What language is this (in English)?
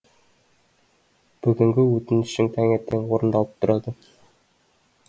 Kazakh